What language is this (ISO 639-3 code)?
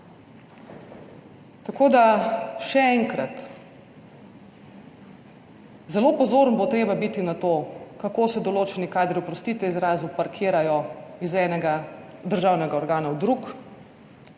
slv